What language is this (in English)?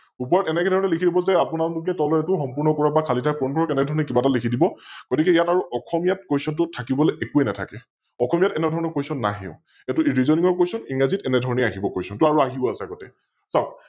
Assamese